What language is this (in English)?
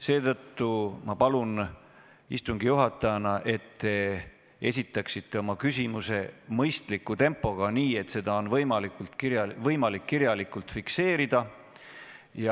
Estonian